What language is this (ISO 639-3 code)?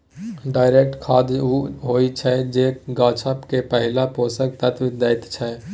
mai